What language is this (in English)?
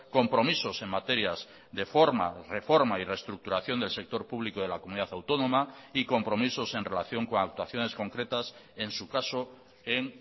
Spanish